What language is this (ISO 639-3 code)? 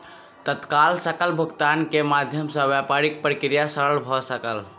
mai